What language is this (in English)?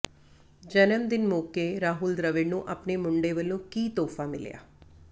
Punjabi